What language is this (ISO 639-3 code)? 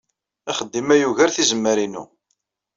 kab